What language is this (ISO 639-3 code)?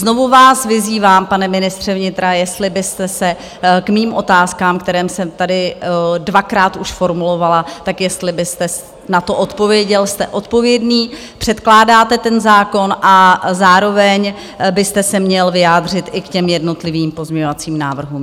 ces